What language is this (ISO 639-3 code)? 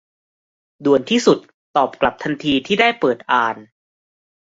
tha